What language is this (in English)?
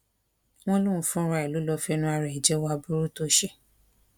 Yoruba